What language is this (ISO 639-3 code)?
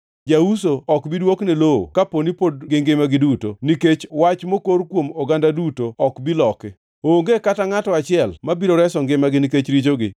luo